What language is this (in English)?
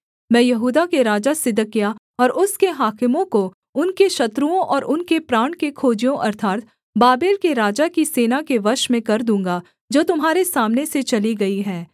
Hindi